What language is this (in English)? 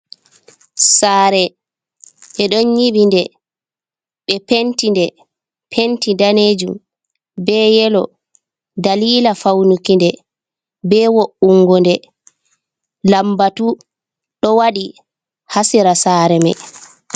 Fula